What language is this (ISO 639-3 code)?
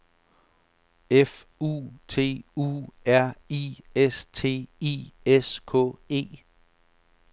dan